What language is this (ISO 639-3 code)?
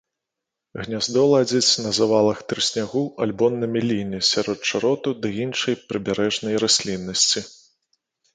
bel